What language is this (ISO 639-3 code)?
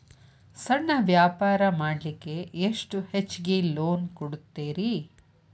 kan